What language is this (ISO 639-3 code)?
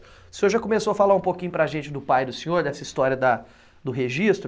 por